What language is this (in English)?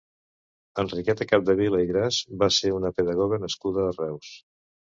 Catalan